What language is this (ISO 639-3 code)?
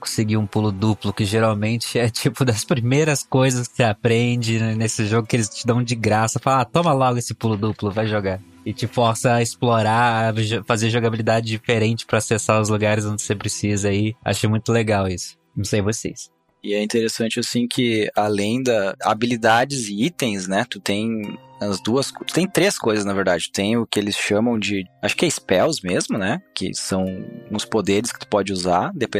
por